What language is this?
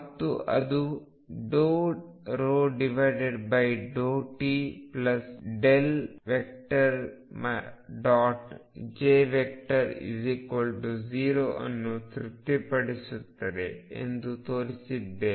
Kannada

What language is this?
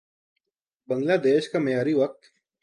Urdu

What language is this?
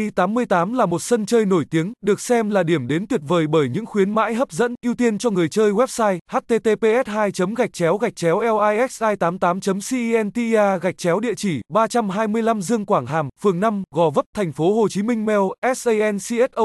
Vietnamese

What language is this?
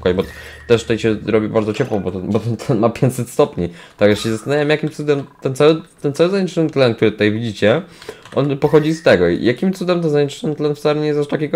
Polish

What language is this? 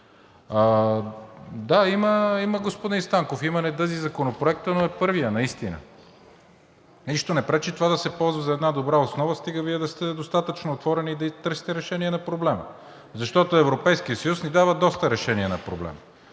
Bulgarian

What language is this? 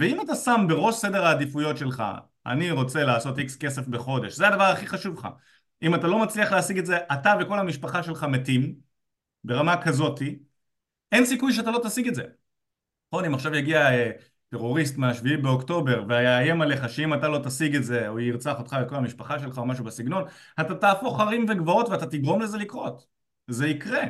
Hebrew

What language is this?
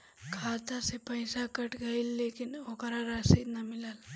Bhojpuri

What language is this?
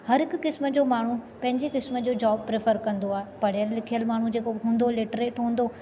Sindhi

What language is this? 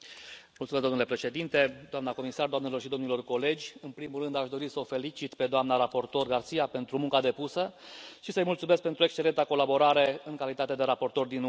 Romanian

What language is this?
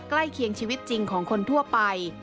Thai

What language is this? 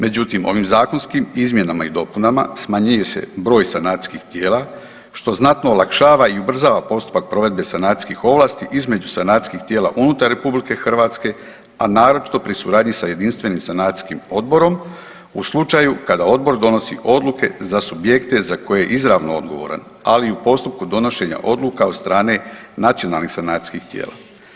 Croatian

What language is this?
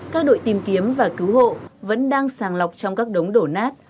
Vietnamese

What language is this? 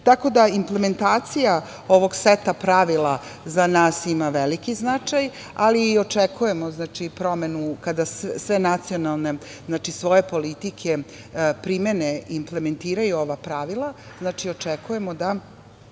Serbian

